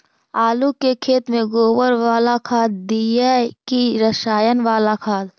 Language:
Magahi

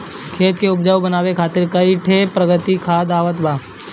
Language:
Bhojpuri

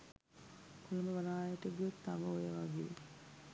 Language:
Sinhala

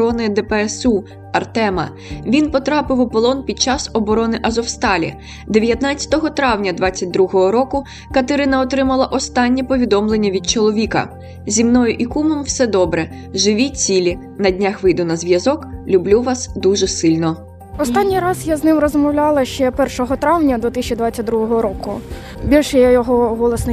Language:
Ukrainian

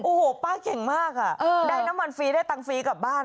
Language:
Thai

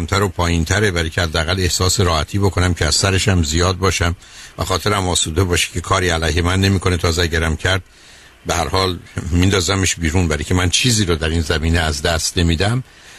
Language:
Persian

